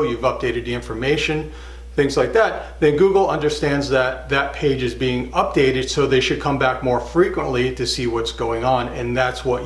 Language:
English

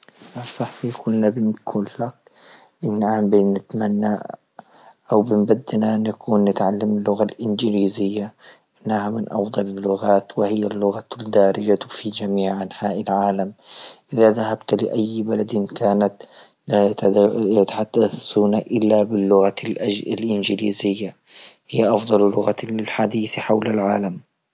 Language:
Libyan Arabic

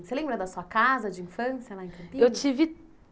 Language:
Portuguese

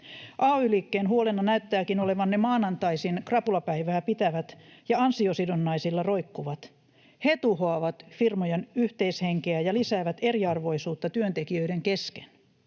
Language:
Finnish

